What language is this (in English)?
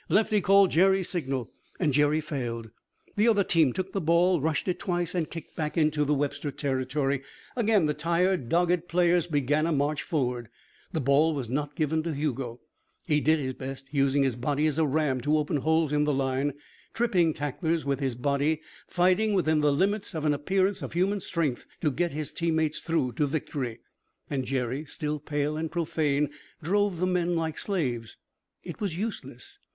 English